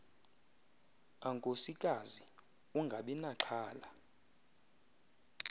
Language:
Xhosa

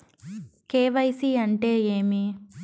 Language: Telugu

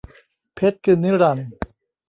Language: Thai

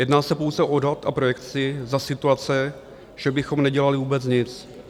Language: Czech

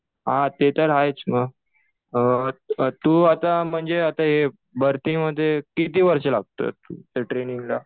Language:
Marathi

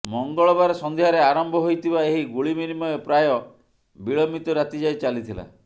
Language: Odia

